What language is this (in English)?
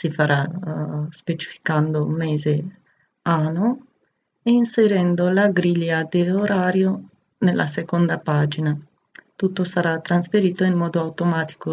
Italian